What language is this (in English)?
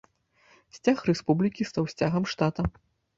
Belarusian